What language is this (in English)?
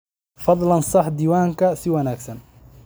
Somali